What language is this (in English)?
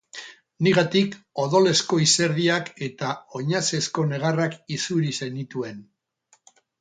Basque